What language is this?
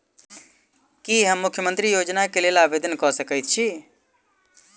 Maithili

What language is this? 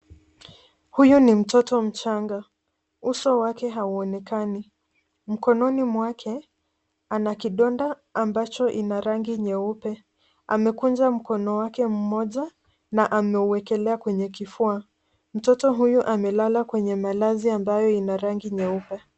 Swahili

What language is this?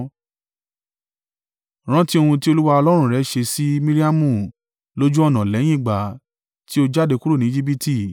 Yoruba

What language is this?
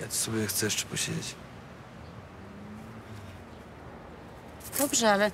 Polish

